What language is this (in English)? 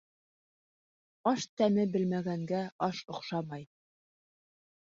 Bashkir